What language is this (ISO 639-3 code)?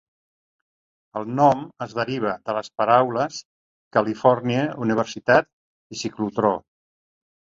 cat